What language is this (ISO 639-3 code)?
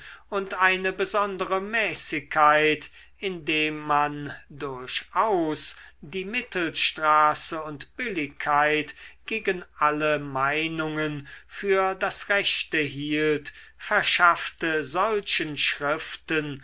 deu